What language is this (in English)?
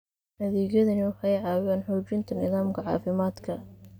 Somali